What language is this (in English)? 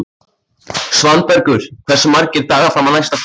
Icelandic